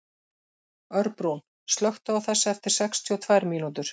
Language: Icelandic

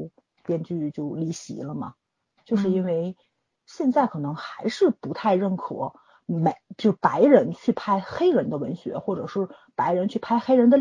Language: Chinese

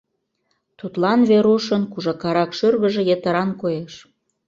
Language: Mari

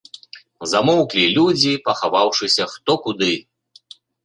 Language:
Belarusian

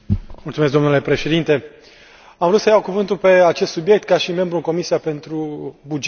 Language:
Romanian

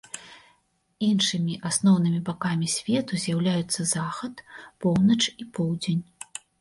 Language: Belarusian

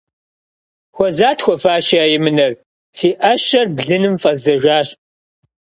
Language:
Kabardian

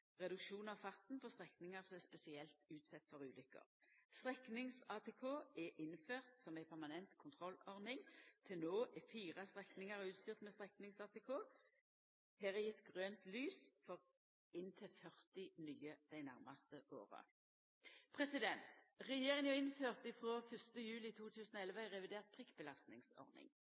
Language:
Norwegian Nynorsk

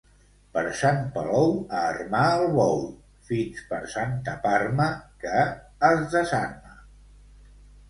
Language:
Catalan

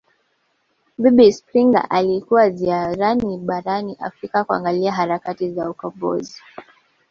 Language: Swahili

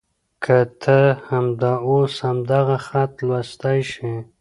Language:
Pashto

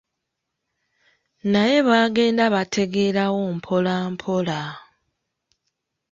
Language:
Ganda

